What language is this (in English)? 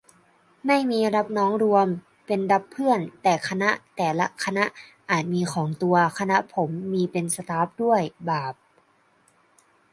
Thai